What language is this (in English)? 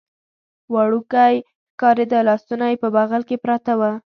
Pashto